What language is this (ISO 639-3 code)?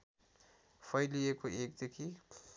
nep